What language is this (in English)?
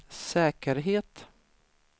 Swedish